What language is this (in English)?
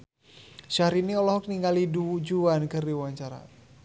Sundanese